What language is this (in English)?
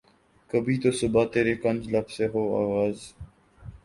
Urdu